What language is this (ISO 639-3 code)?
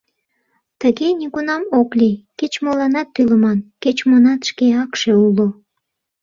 chm